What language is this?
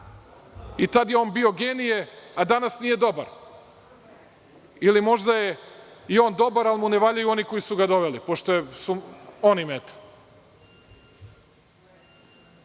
Serbian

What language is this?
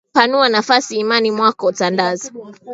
Swahili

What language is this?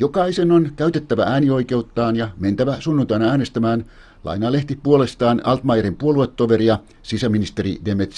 Finnish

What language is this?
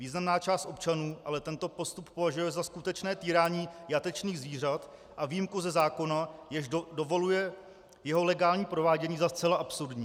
Czech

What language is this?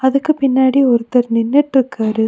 Tamil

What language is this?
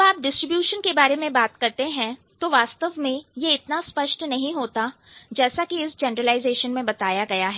Hindi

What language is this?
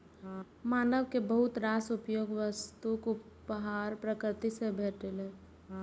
Maithili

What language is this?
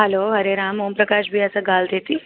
Sindhi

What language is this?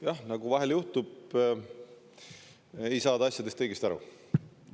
Estonian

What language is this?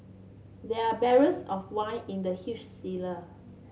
English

